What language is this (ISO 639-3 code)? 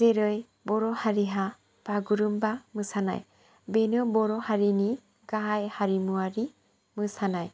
brx